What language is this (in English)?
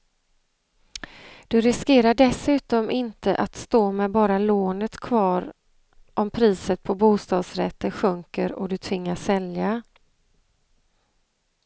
Swedish